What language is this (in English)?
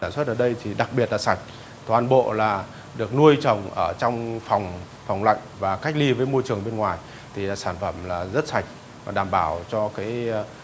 Vietnamese